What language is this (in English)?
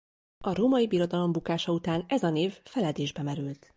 Hungarian